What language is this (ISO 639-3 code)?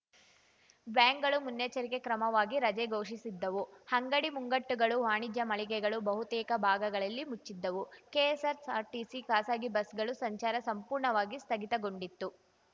kan